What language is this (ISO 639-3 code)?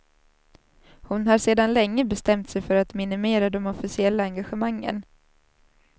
swe